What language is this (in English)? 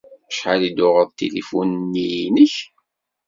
Kabyle